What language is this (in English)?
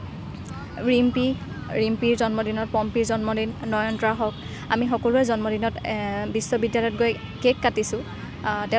Assamese